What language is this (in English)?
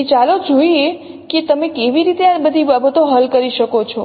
Gujarati